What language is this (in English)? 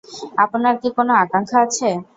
Bangla